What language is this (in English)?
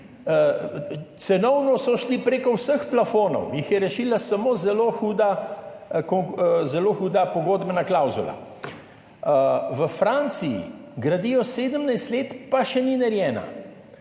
Slovenian